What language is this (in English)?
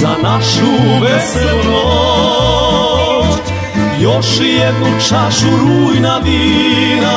Romanian